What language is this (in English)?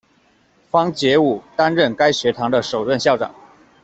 Chinese